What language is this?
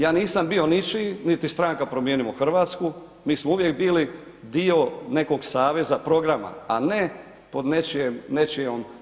Croatian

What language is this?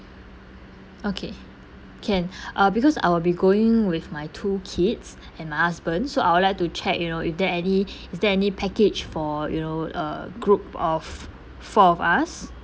English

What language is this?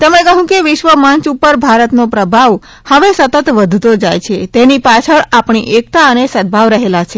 Gujarati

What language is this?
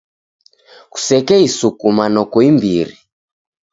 Taita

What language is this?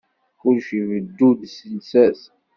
Kabyle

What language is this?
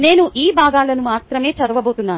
Telugu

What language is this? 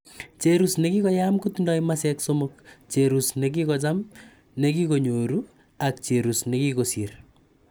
Kalenjin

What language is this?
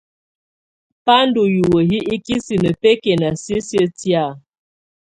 Tunen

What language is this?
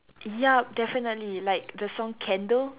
English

